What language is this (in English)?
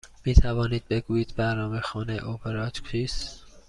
Persian